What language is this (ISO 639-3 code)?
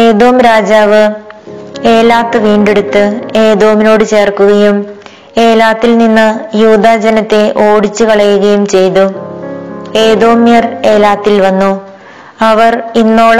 mal